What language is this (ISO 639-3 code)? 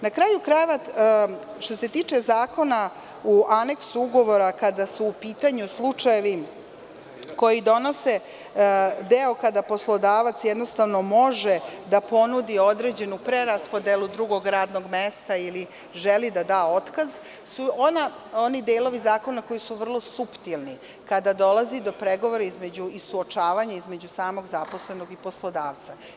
srp